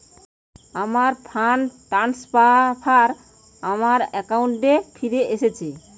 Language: Bangla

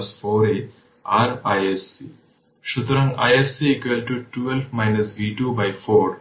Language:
Bangla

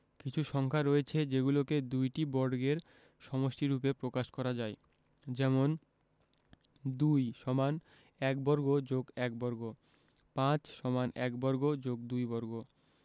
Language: Bangla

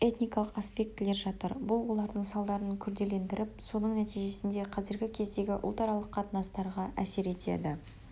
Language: Kazakh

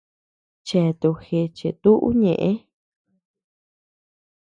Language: Tepeuxila Cuicatec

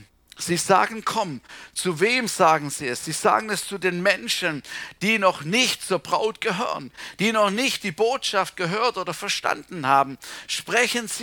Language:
German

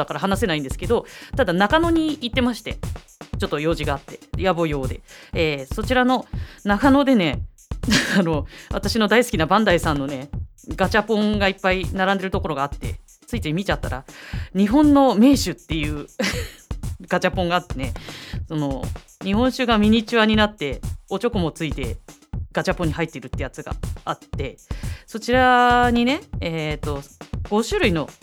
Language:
Japanese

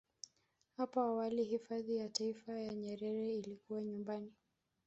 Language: Swahili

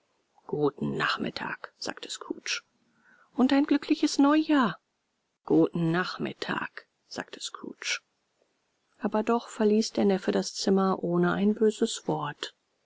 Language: German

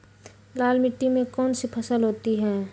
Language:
Magahi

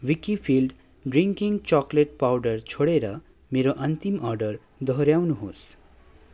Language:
Nepali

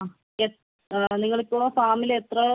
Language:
Malayalam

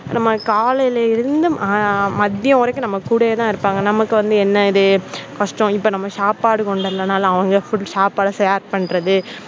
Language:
Tamil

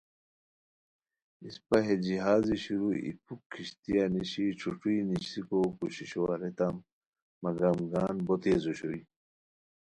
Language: Khowar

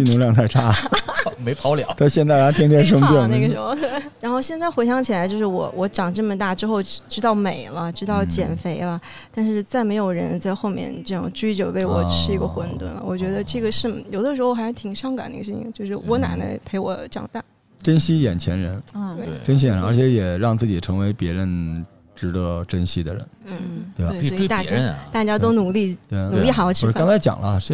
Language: Chinese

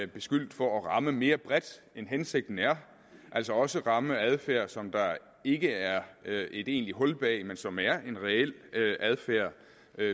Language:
Danish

